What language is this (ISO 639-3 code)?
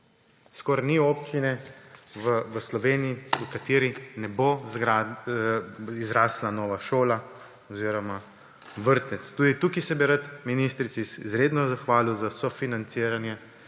slv